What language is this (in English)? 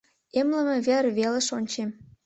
Mari